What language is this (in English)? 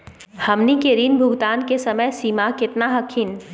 Magahi